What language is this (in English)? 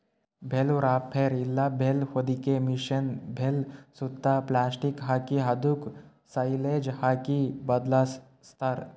Kannada